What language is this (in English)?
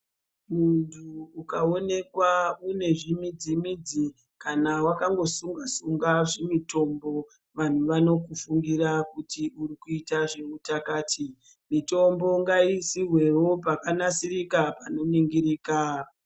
Ndau